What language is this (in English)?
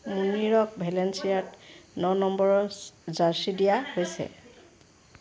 Assamese